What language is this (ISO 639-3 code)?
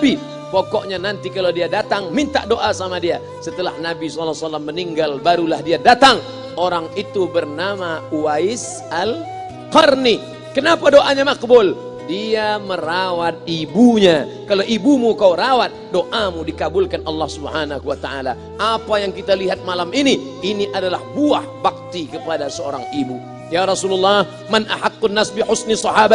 ind